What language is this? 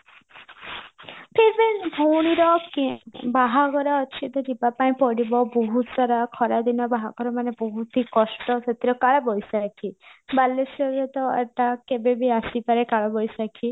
Odia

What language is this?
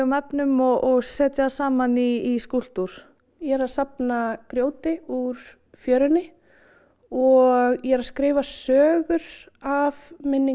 Icelandic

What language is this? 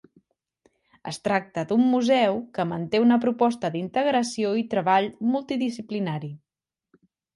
Catalan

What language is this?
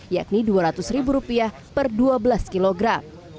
Indonesian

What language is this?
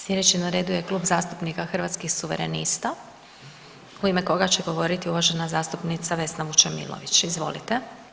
Croatian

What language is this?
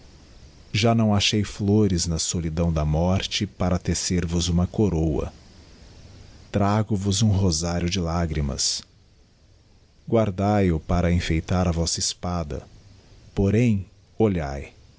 Portuguese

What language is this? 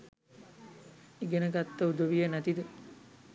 Sinhala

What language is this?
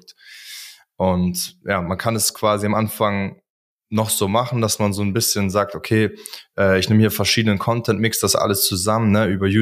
German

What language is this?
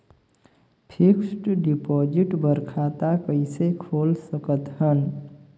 Chhattisgarhi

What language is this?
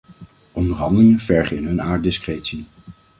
Dutch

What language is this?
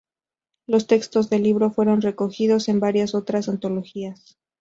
Spanish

